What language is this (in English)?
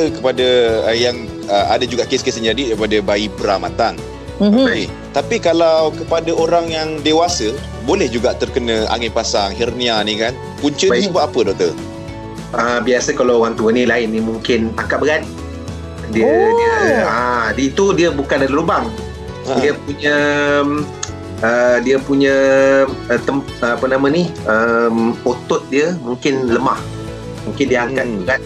Malay